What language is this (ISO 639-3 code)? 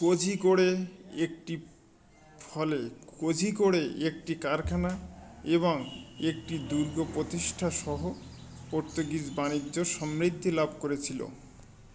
ben